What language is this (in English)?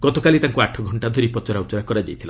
Odia